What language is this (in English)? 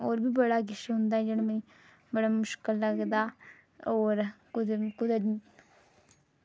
Dogri